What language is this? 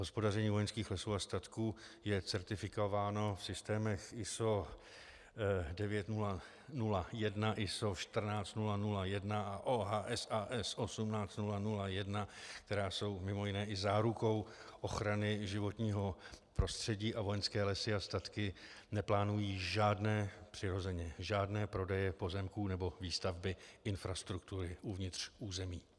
Czech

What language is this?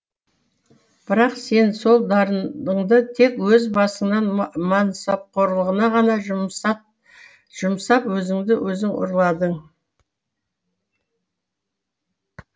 Kazakh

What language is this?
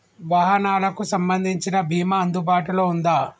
Telugu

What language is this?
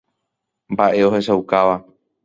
Guarani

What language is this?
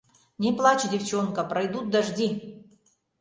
Mari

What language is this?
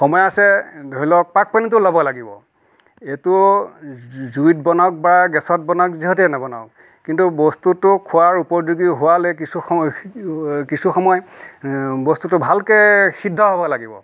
Assamese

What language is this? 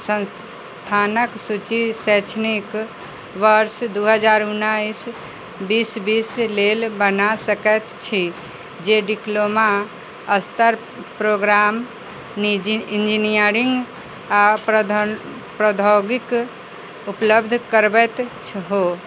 Maithili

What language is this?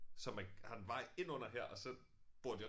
Danish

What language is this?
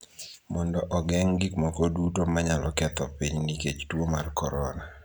Luo (Kenya and Tanzania)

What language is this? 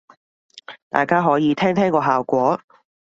Cantonese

